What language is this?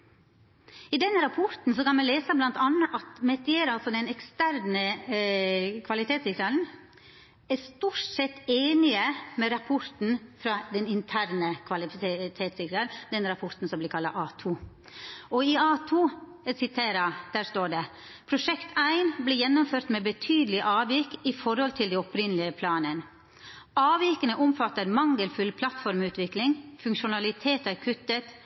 Norwegian Nynorsk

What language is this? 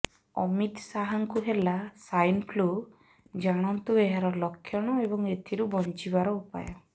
Odia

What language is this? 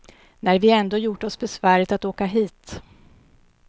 Swedish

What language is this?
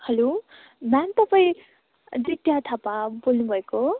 Nepali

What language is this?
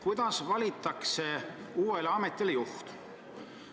Estonian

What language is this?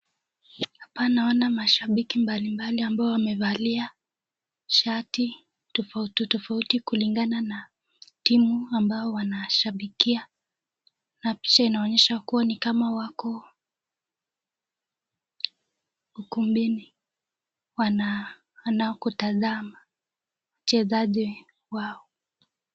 Swahili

